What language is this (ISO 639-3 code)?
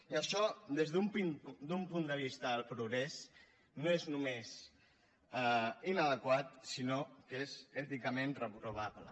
cat